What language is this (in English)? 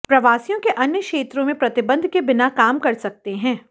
Hindi